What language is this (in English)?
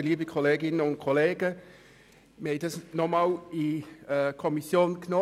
Swiss German